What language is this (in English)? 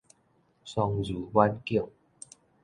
Min Nan Chinese